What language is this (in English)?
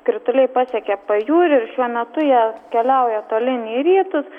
Lithuanian